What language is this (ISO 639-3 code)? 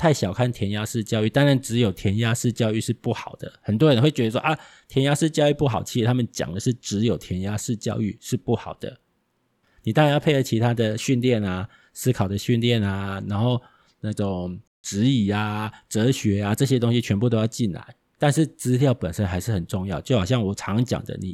zho